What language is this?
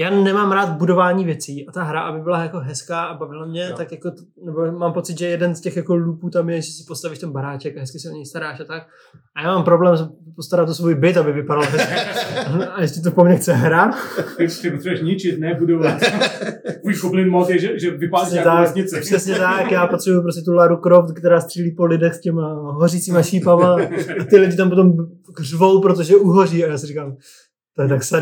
Czech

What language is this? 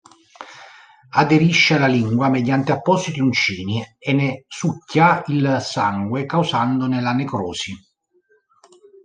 Italian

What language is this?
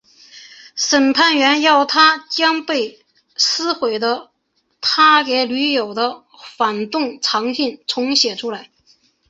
Chinese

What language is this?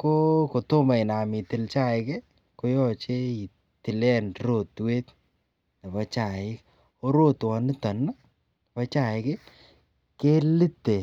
Kalenjin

